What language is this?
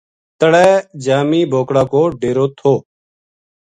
Gujari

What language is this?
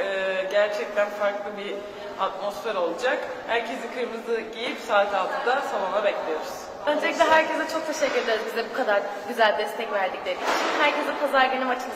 Turkish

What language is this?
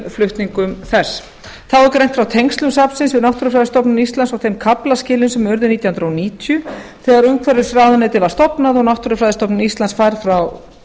Icelandic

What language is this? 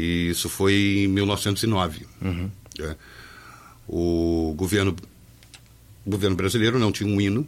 Portuguese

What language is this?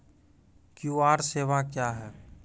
Maithili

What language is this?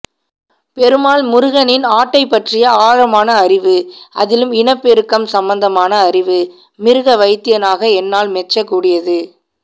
Tamil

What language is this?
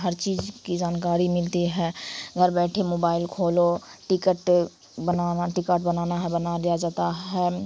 Urdu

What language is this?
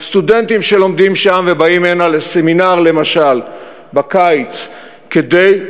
Hebrew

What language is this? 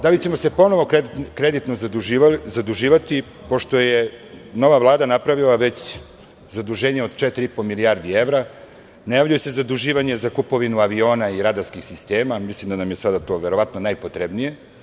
Serbian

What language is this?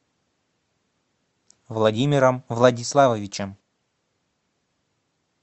Russian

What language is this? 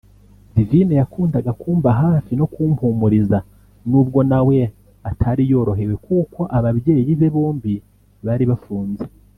Kinyarwanda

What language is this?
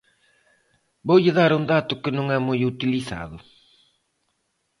Galician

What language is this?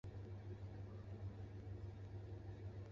Chinese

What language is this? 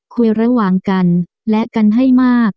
Thai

